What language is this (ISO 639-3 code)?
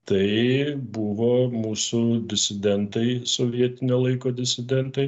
lit